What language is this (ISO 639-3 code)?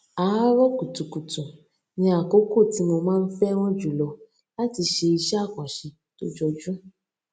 yor